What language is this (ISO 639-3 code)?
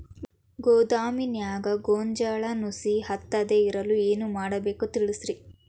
kan